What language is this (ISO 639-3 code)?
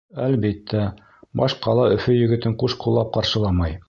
bak